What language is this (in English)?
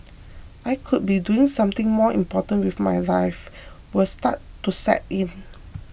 English